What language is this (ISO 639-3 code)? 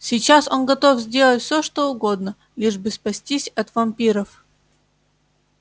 rus